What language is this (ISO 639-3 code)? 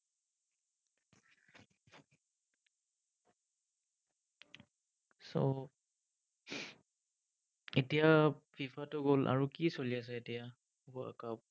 asm